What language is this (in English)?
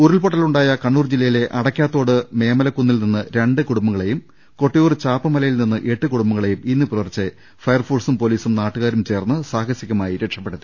Malayalam